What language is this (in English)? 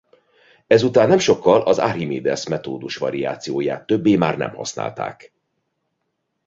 Hungarian